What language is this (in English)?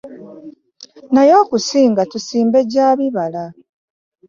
Ganda